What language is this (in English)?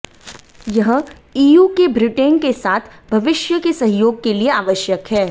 Hindi